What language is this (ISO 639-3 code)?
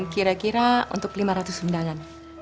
ind